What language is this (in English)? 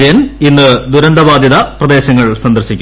Malayalam